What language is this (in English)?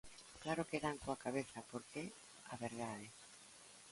Galician